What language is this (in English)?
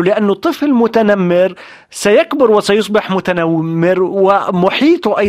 Arabic